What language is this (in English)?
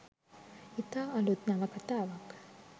Sinhala